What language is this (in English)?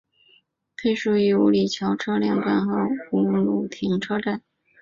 Chinese